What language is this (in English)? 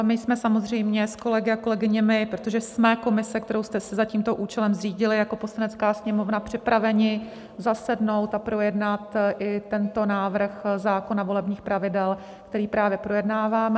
Czech